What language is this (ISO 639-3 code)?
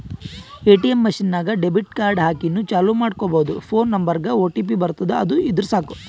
kan